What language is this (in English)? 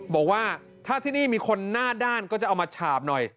Thai